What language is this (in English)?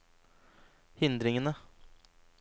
Norwegian